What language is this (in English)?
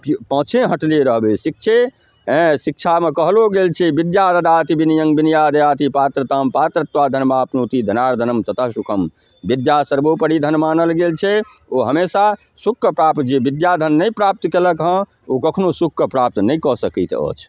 Maithili